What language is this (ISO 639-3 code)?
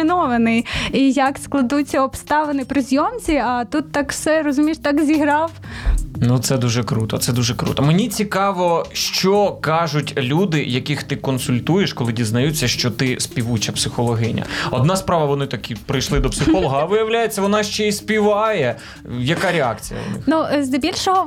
ukr